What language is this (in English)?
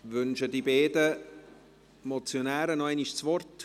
Swiss German